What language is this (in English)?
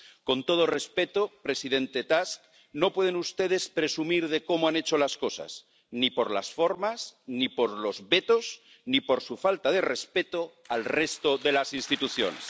Spanish